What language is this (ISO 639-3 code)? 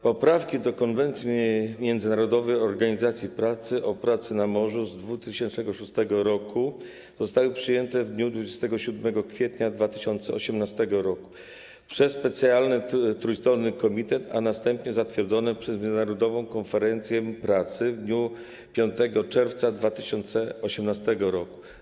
pol